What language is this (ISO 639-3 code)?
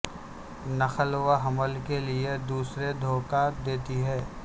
urd